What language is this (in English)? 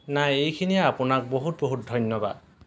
Assamese